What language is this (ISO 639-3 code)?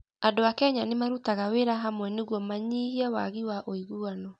kik